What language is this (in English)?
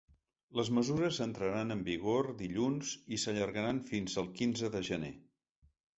Catalan